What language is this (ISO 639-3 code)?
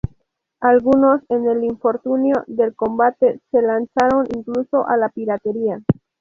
spa